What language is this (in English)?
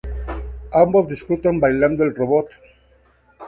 Spanish